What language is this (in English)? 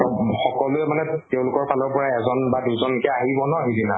Assamese